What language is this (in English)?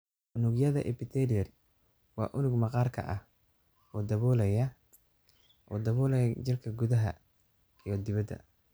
Somali